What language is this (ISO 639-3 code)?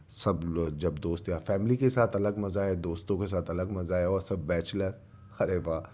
urd